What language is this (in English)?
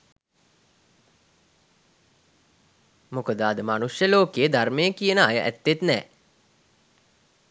Sinhala